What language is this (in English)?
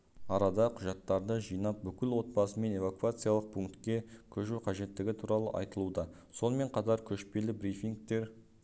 Kazakh